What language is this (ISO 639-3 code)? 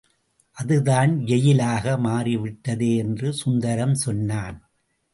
tam